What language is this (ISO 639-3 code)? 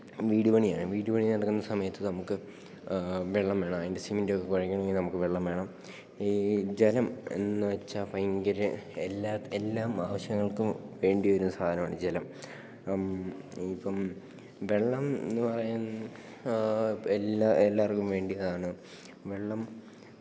mal